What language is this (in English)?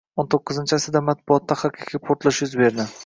Uzbek